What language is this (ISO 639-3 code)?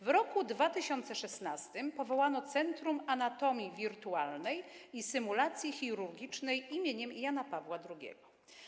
pol